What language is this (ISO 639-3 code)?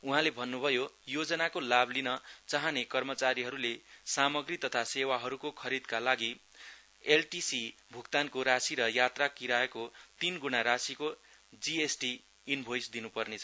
nep